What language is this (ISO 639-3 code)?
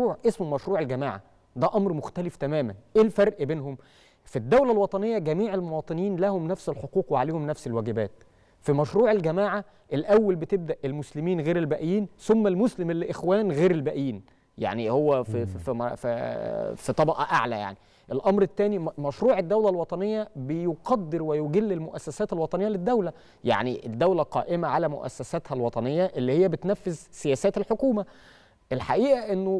ara